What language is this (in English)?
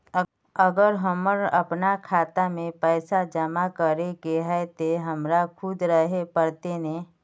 Magahi